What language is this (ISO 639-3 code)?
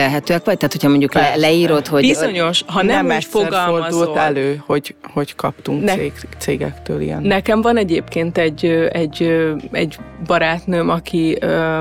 hun